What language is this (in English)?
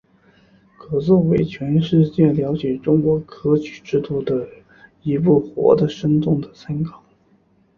Chinese